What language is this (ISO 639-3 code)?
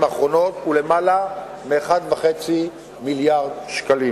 heb